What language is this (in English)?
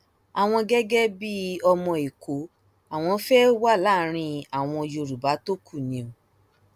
Yoruba